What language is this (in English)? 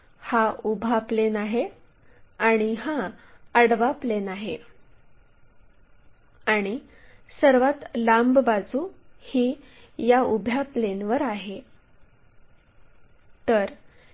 Marathi